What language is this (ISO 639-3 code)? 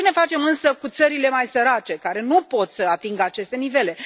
ron